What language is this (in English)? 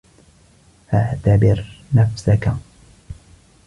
Arabic